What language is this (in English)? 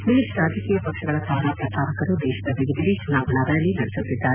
Kannada